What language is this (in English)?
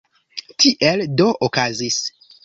Esperanto